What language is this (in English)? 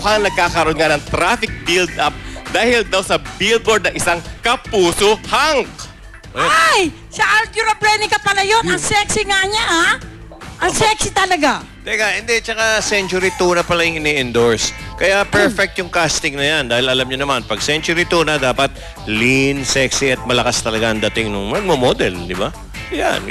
Filipino